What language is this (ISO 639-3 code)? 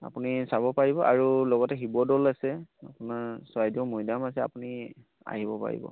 asm